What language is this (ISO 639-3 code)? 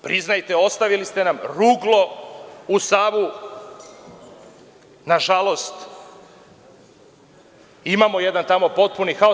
srp